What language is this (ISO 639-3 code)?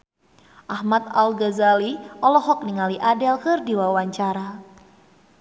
sun